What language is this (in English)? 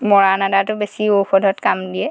Assamese